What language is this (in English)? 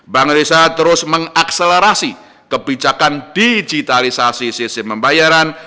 Indonesian